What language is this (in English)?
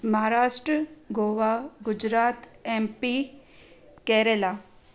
Sindhi